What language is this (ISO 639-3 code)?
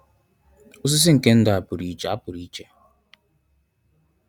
ibo